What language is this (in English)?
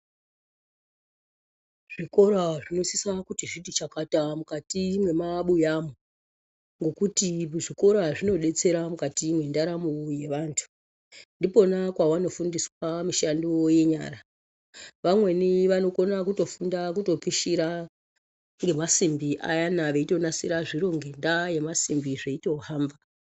Ndau